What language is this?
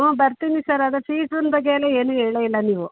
Kannada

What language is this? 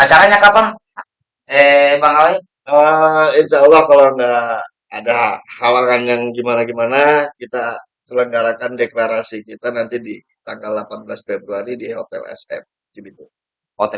Indonesian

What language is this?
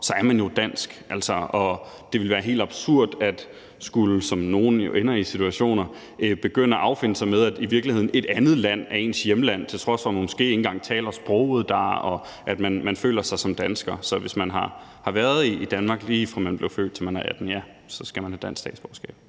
Danish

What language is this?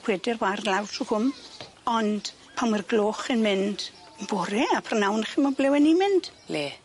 Welsh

